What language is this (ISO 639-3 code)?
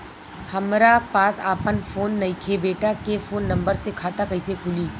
bho